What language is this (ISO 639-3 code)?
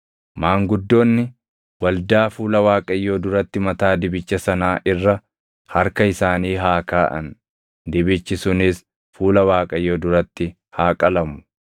orm